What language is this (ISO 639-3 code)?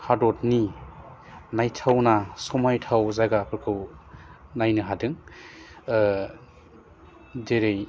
brx